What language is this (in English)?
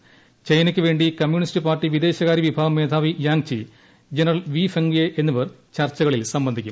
Malayalam